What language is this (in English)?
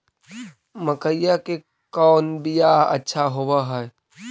Magahi